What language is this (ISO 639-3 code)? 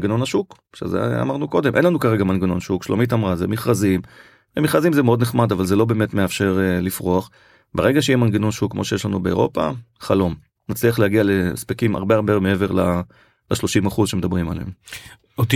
heb